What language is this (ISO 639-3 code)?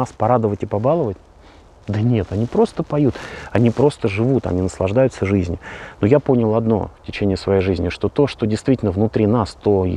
rus